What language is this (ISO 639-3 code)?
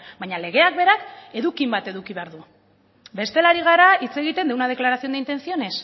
eus